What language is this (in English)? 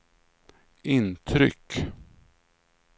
Swedish